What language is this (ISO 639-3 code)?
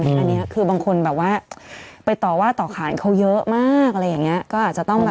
tha